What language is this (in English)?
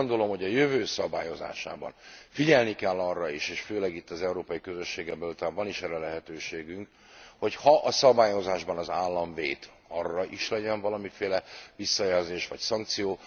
Hungarian